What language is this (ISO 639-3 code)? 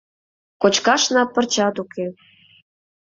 chm